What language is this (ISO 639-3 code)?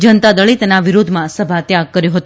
guj